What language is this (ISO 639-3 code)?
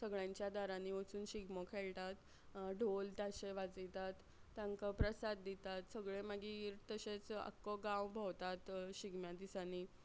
kok